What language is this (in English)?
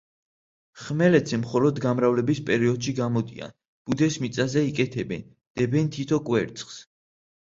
Georgian